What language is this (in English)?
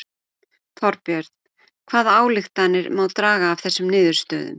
Icelandic